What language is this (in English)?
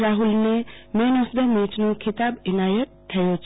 Gujarati